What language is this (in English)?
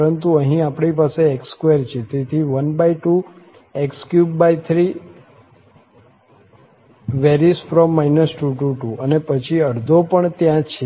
Gujarati